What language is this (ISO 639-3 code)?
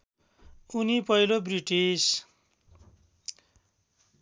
nep